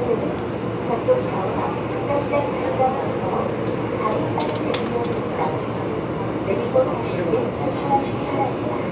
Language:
Korean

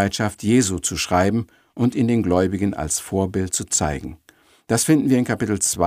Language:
German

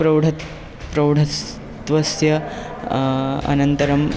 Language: Sanskrit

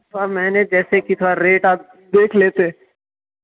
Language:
Urdu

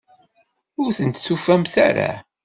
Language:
Kabyle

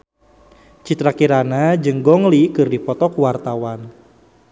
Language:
Sundanese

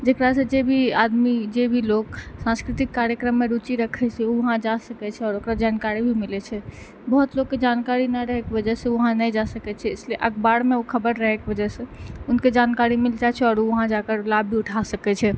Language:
Maithili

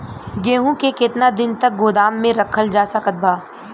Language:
Bhojpuri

